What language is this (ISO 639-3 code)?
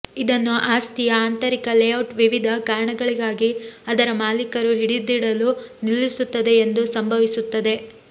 kan